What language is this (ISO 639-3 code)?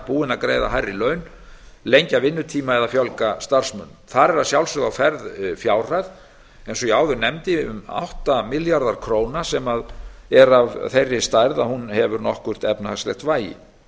isl